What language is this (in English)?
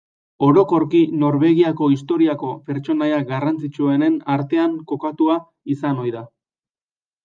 Basque